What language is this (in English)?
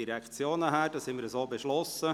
Swiss German